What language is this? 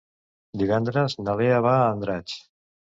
Catalan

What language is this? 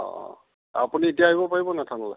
Assamese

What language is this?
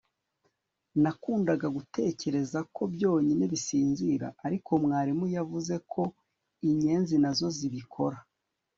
Kinyarwanda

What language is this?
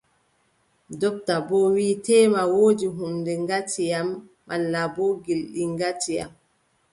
Adamawa Fulfulde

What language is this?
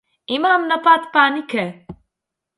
Slovenian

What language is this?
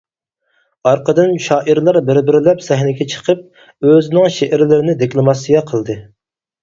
Uyghur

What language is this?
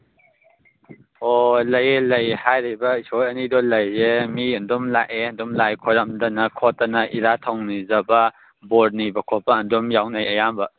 Manipuri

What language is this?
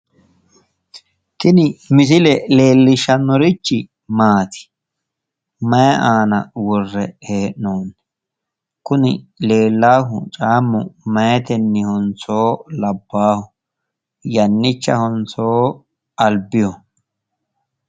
Sidamo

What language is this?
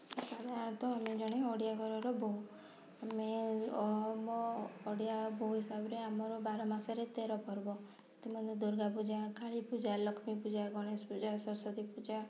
Odia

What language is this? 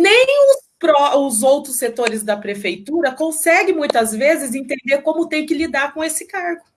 Portuguese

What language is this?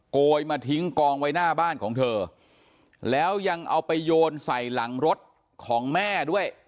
Thai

